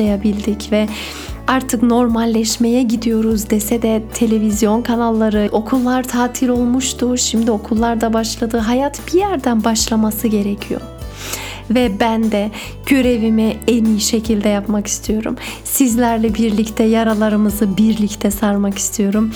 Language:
Turkish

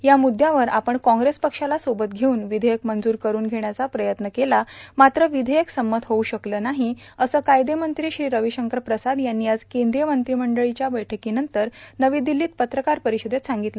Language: Marathi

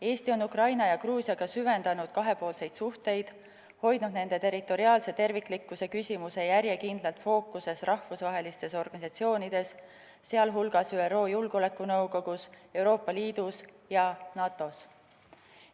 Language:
Estonian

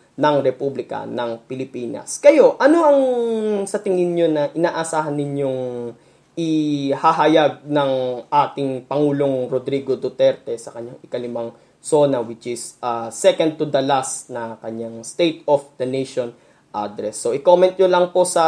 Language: Filipino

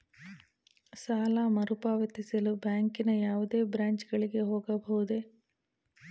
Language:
Kannada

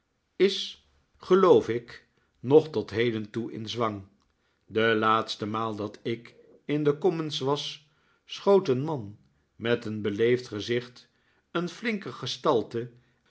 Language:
Dutch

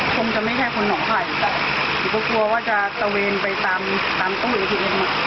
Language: Thai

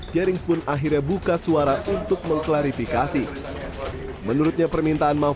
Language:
Indonesian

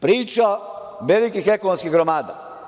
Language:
Serbian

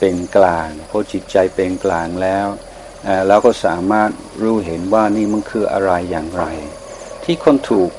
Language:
Thai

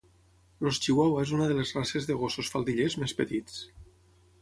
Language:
Catalan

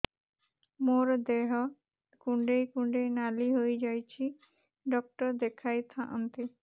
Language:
Odia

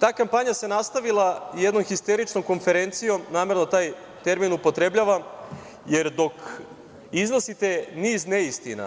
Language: Serbian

